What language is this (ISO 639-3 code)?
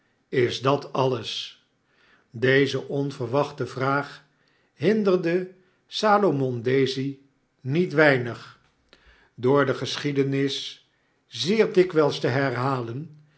nld